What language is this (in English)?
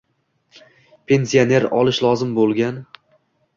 Uzbek